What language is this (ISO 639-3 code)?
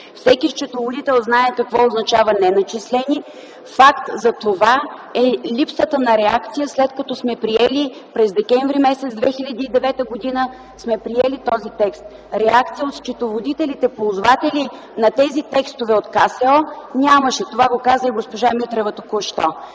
bul